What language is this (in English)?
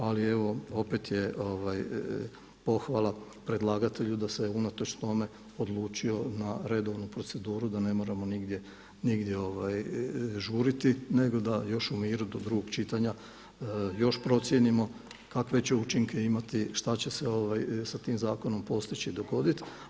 Croatian